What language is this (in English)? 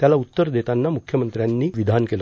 Marathi